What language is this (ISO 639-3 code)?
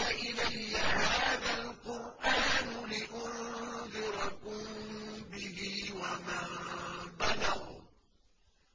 ara